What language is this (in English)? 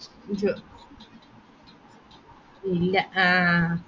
Malayalam